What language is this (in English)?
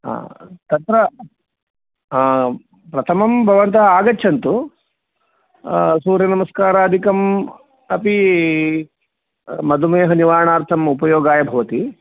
Sanskrit